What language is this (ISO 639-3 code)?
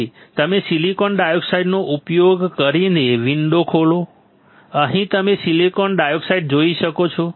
guj